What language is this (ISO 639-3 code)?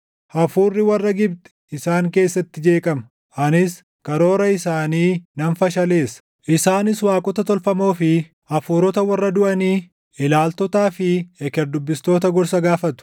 orm